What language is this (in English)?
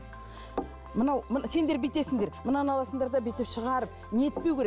Kazakh